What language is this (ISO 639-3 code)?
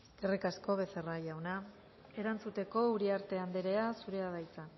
eus